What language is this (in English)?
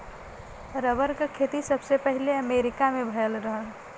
Bhojpuri